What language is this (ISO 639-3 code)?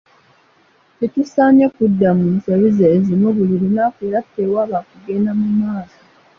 lug